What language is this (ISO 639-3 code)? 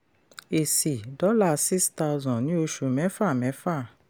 yor